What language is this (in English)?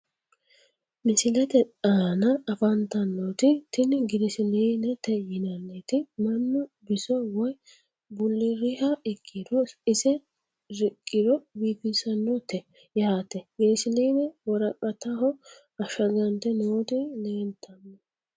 Sidamo